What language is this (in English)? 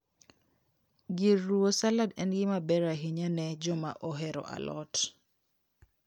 Luo (Kenya and Tanzania)